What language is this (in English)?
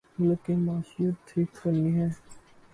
Urdu